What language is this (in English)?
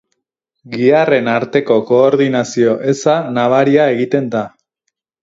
Basque